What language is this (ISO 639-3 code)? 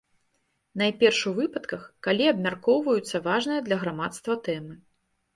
bel